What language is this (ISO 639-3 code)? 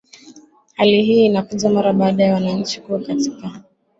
swa